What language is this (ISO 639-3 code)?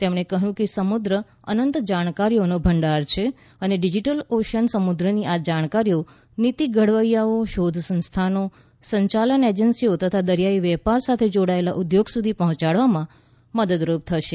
guj